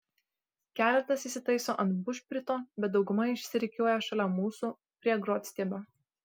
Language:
Lithuanian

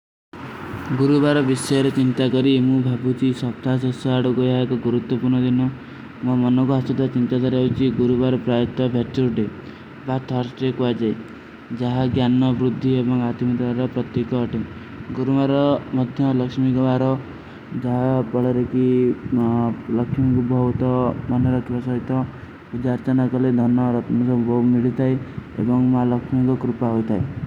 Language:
Kui (India)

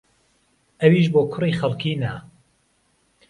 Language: Central Kurdish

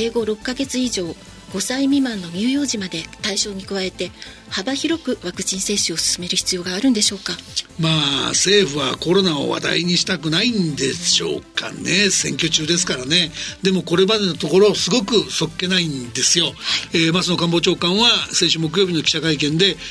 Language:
Japanese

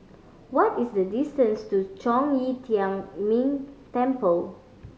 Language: English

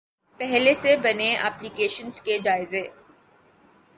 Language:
Urdu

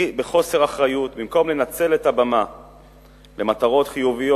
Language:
Hebrew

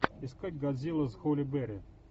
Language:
Russian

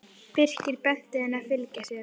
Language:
Icelandic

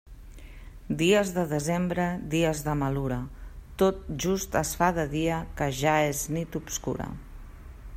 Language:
Catalan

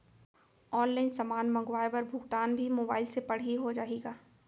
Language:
Chhattisgarhi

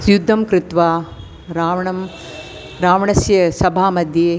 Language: Sanskrit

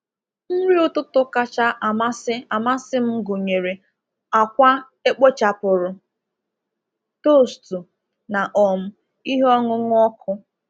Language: Igbo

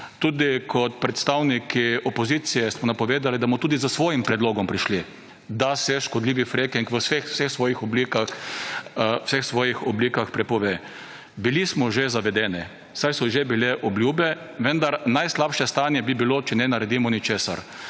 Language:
Slovenian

